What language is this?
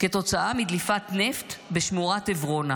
Hebrew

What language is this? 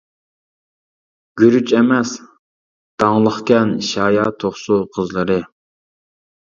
Uyghur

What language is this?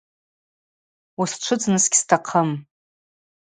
Abaza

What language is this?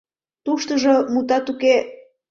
Mari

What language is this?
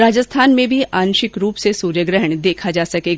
Hindi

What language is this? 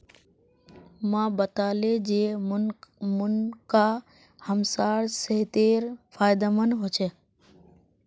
Magahi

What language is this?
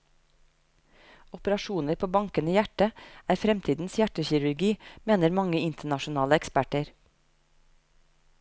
Norwegian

